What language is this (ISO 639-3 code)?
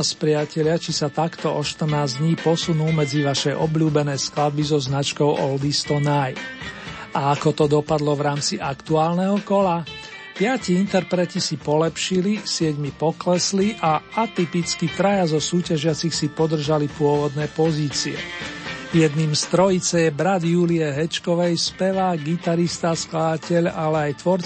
slk